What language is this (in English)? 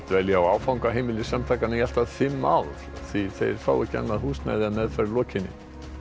Icelandic